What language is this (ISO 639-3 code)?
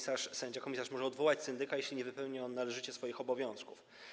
pol